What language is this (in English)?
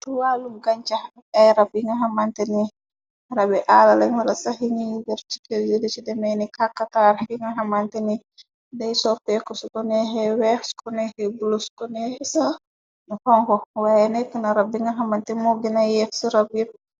Wolof